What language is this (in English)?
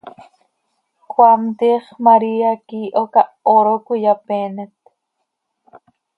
Seri